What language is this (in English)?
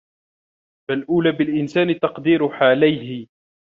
Arabic